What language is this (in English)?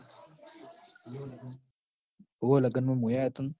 Gujarati